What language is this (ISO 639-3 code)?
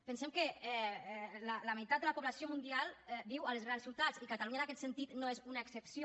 cat